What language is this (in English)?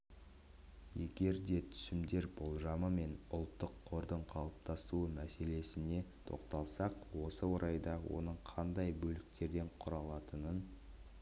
Kazakh